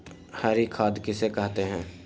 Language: Magahi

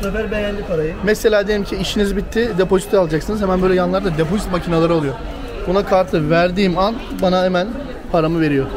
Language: Turkish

